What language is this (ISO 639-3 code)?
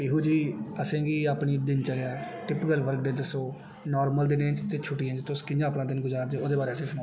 doi